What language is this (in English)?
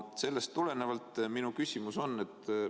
Estonian